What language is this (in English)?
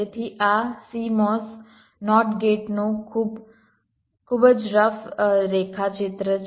Gujarati